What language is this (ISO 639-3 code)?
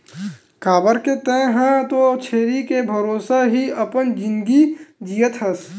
hne